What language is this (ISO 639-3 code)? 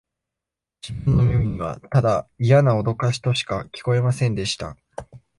jpn